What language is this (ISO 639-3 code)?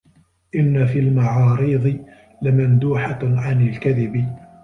ara